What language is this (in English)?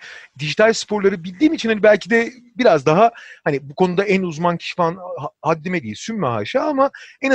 Turkish